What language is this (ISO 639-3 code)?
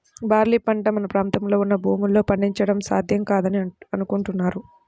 tel